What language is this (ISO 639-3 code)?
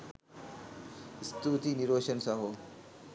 sin